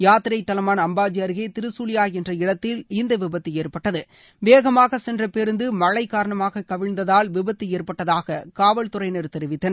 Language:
Tamil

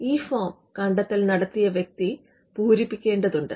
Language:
Malayalam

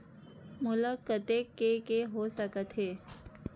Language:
Chhattisgarhi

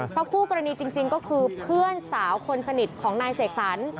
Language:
Thai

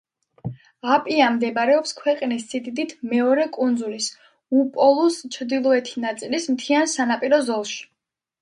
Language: Georgian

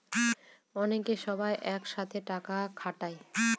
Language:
Bangla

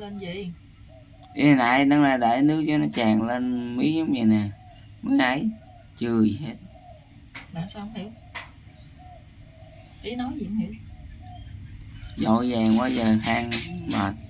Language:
Vietnamese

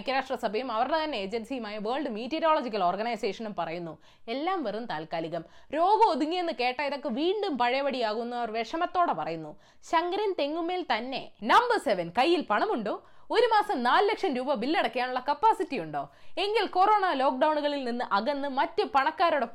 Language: Malayalam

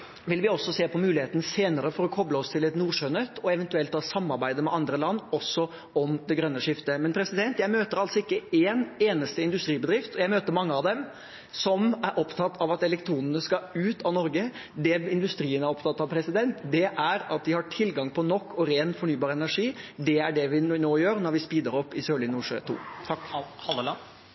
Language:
Norwegian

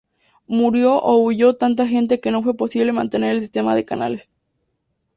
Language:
Spanish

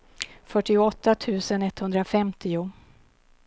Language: Swedish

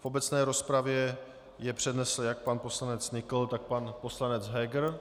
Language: Czech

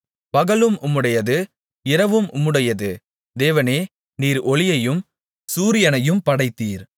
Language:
Tamil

